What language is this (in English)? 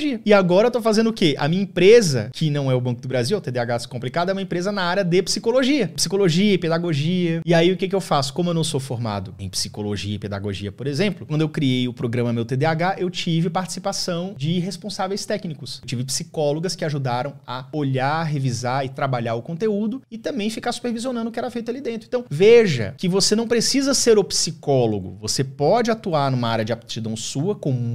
Portuguese